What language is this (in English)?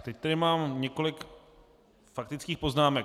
Czech